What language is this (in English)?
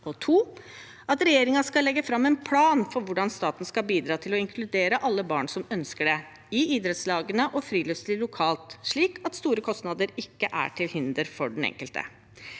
Norwegian